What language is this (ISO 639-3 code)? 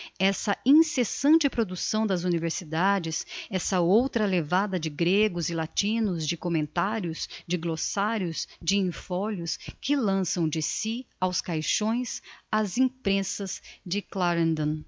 por